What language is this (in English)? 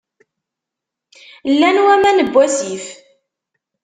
Kabyle